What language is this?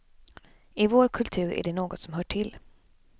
Swedish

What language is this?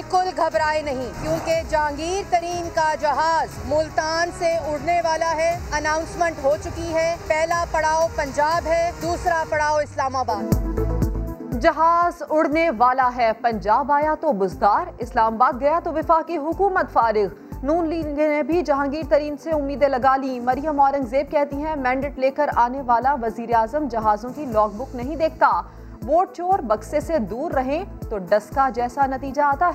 Urdu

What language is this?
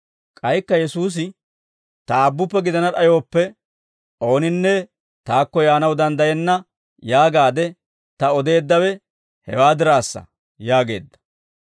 Dawro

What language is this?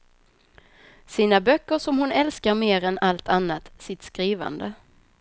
Swedish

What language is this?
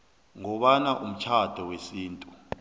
South Ndebele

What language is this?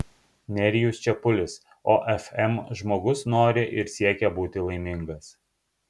Lithuanian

